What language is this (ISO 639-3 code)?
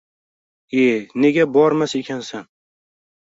uzb